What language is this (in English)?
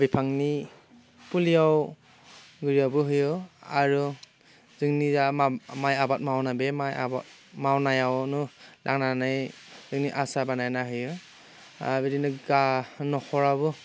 Bodo